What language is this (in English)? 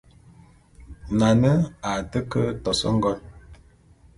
Bulu